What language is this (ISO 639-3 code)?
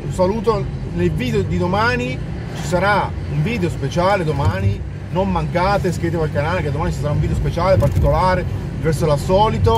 ita